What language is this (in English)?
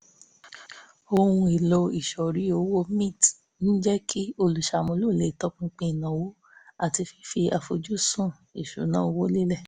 Yoruba